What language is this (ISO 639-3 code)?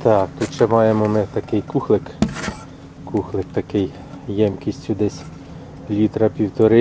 ukr